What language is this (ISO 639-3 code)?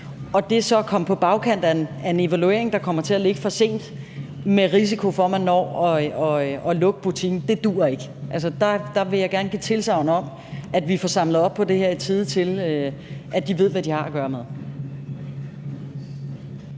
dan